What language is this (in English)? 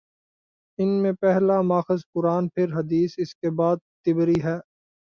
Urdu